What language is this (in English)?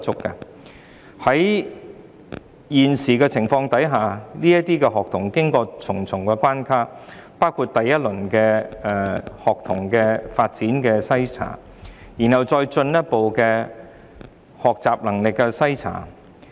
Cantonese